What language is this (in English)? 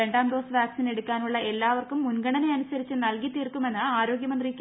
Malayalam